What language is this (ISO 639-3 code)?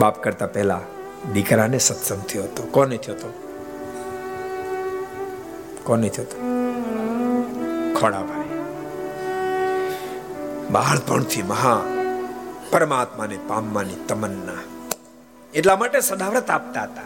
guj